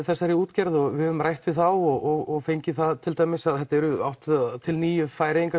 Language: Icelandic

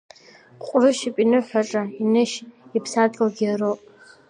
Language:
Abkhazian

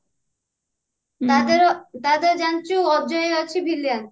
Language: Odia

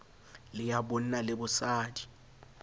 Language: Southern Sotho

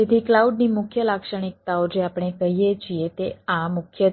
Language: Gujarati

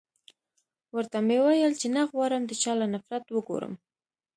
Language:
Pashto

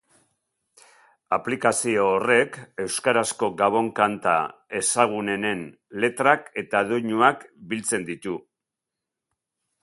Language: Basque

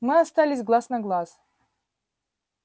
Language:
Russian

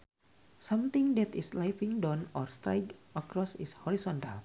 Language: Sundanese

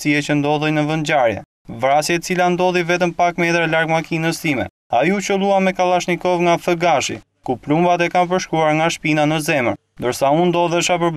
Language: Romanian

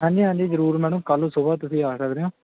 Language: Punjabi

